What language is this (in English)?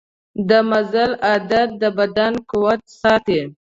Pashto